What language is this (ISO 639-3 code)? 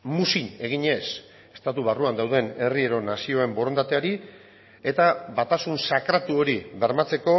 eus